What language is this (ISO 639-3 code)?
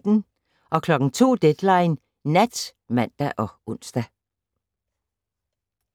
dan